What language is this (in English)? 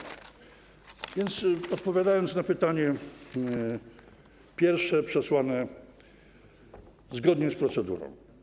Polish